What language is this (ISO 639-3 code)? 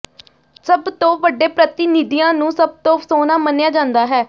pan